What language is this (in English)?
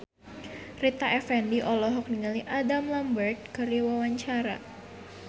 Sundanese